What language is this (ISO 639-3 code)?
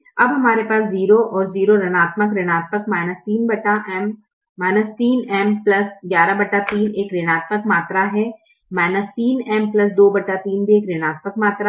hin